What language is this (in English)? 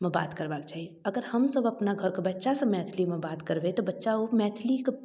Maithili